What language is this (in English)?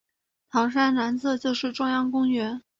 Chinese